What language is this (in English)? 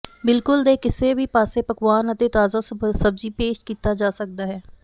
Punjabi